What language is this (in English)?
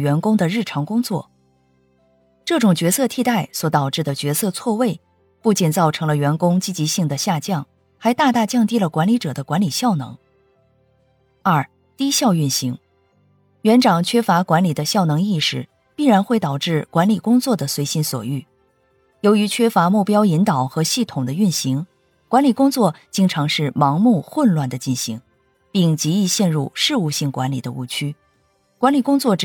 Chinese